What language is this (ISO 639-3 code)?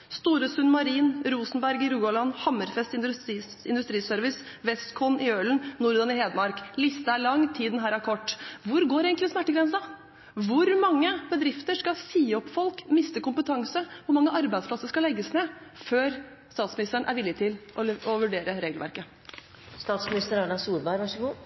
nob